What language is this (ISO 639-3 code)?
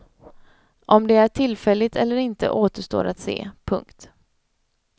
swe